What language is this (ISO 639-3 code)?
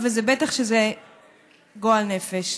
heb